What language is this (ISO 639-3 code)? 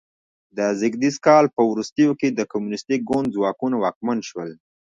pus